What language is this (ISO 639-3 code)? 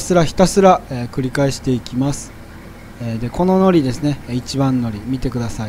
jpn